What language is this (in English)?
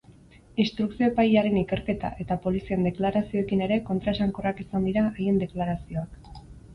Basque